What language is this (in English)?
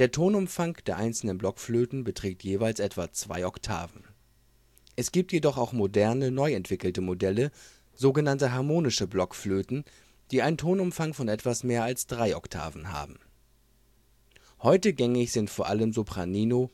German